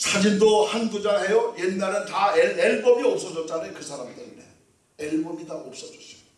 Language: Korean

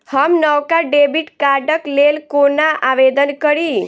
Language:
Maithili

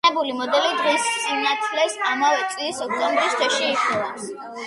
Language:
Georgian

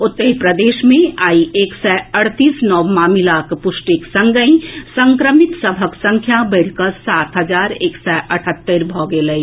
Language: Maithili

